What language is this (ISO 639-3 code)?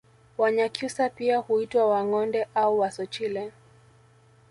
swa